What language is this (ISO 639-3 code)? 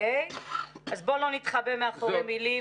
heb